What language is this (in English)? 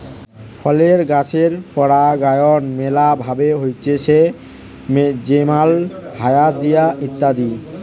Bangla